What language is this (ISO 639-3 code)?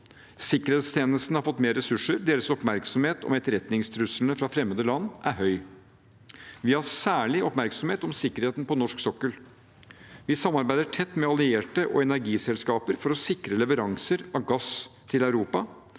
nor